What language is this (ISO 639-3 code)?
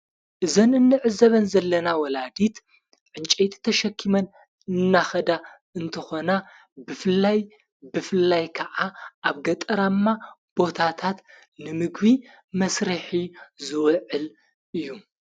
tir